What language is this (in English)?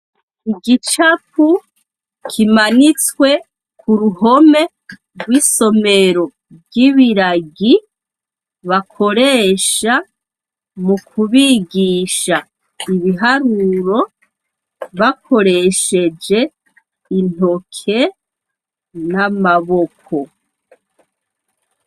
Rundi